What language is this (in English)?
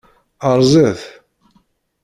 Kabyle